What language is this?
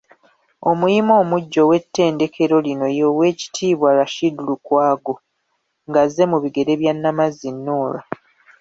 Ganda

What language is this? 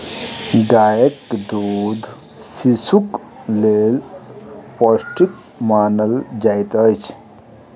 Maithili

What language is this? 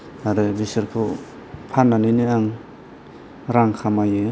Bodo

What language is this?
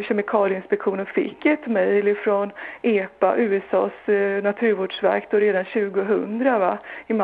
Swedish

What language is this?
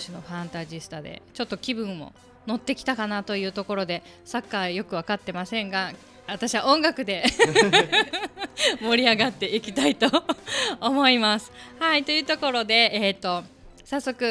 Japanese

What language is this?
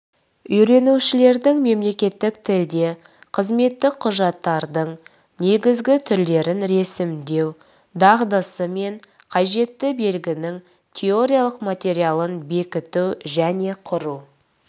Kazakh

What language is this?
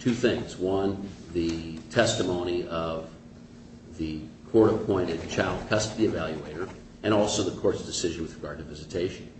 English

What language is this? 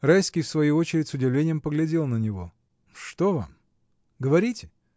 Russian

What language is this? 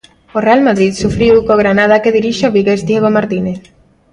Galician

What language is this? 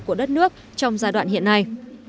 Vietnamese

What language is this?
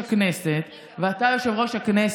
Hebrew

